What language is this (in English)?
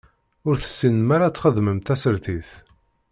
Kabyle